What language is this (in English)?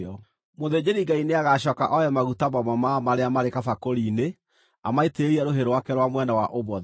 Kikuyu